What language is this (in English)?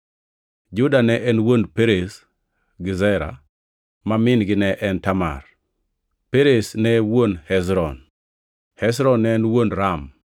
Luo (Kenya and Tanzania)